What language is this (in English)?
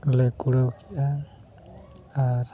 Santali